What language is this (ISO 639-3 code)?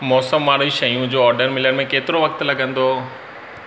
snd